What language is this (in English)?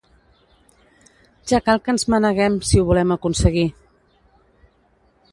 Catalan